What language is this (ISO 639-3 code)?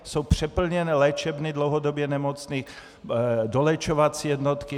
ces